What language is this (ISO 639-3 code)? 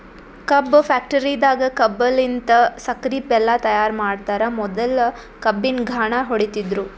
kan